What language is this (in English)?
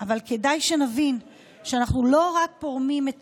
Hebrew